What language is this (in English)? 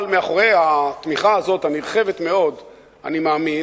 Hebrew